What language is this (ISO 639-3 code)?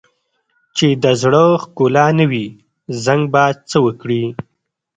pus